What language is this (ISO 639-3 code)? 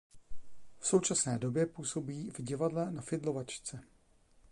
ces